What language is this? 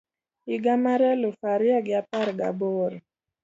Luo (Kenya and Tanzania)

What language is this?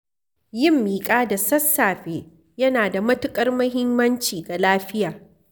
Hausa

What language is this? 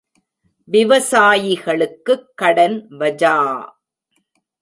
Tamil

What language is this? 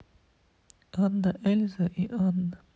Russian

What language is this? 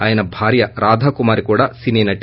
Telugu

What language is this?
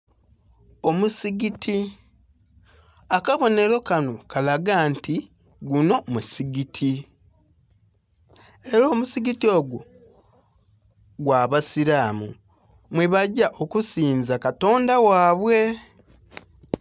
Soga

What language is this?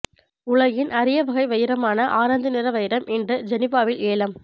Tamil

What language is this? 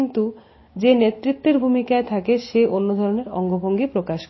Bangla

